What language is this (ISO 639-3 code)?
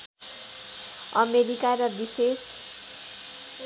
nep